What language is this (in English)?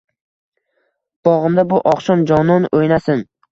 Uzbek